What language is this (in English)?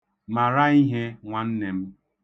Igbo